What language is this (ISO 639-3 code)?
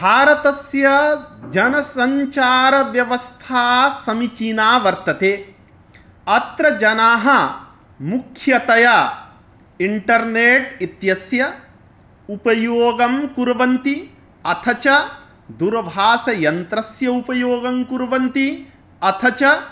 san